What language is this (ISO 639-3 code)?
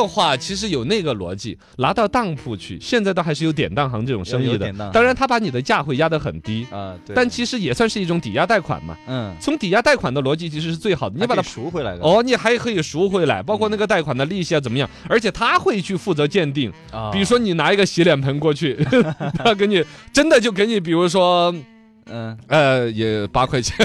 zho